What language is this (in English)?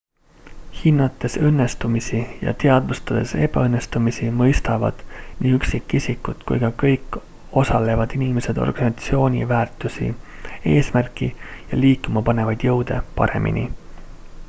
Estonian